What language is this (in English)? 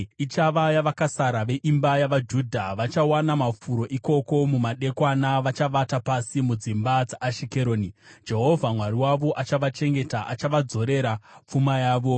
Shona